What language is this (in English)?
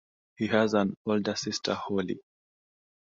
English